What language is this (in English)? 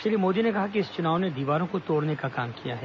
Hindi